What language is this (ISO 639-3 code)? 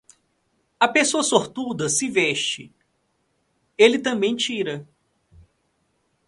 por